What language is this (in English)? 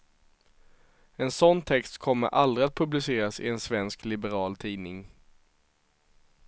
Swedish